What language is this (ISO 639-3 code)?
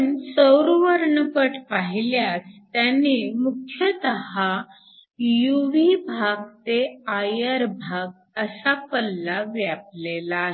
mar